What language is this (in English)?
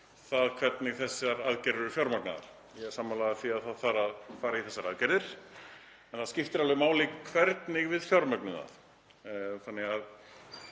Icelandic